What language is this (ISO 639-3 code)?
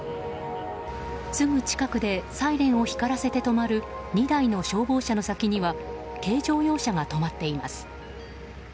jpn